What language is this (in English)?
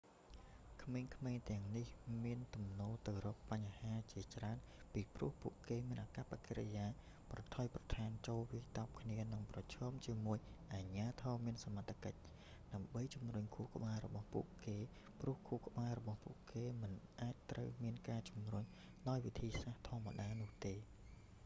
Khmer